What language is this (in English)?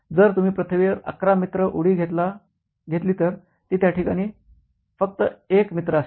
Marathi